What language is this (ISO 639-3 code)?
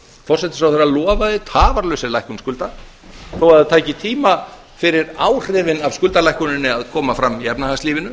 isl